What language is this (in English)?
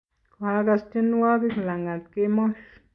Kalenjin